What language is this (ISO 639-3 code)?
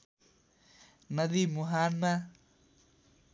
nep